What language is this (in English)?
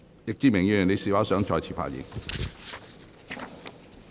Cantonese